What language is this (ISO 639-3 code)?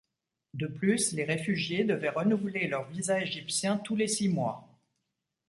fra